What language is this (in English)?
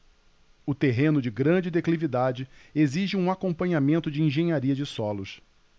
Portuguese